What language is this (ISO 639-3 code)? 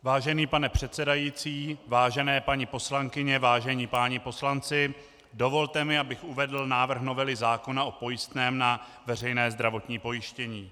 ces